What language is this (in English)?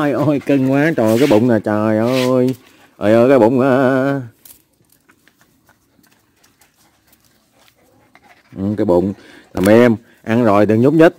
Vietnamese